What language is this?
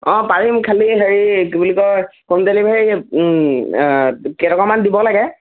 Assamese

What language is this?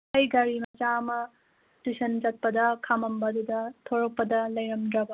Manipuri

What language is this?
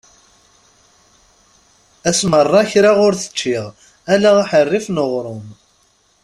Kabyle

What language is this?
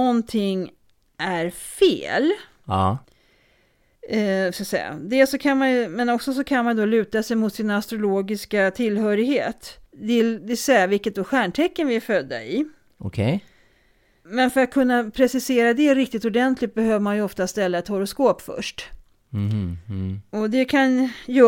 Swedish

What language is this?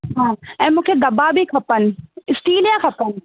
Sindhi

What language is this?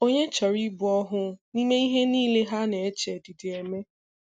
Igbo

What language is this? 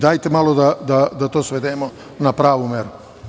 Serbian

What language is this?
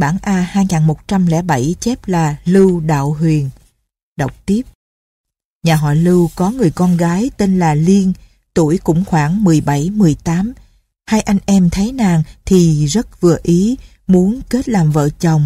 Vietnamese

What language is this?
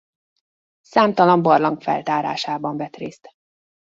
Hungarian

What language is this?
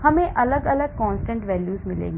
Hindi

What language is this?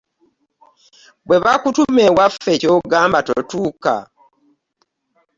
Ganda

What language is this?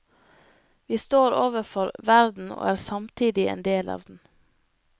Norwegian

